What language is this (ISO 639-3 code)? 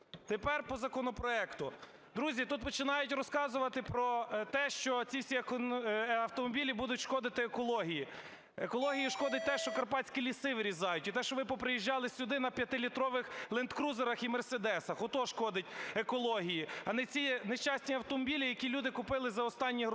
ukr